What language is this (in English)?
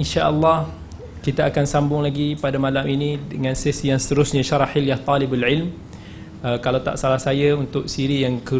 Malay